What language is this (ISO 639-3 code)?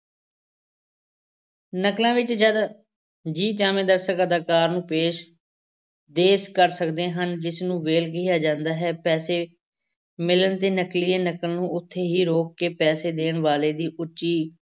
pan